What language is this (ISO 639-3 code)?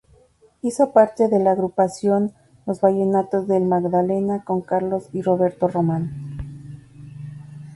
spa